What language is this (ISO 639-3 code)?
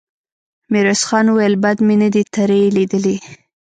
pus